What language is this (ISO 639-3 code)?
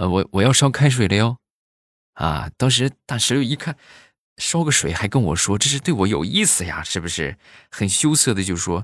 zho